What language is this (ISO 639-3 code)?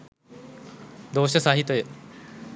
sin